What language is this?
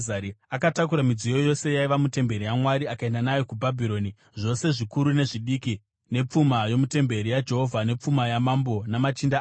Shona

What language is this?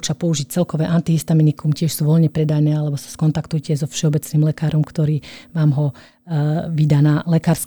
Slovak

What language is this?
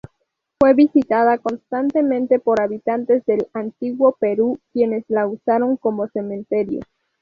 Spanish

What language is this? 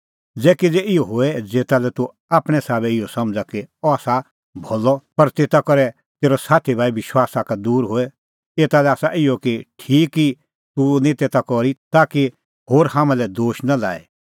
Kullu Pahari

